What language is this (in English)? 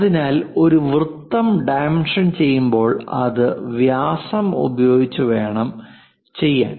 Malayalam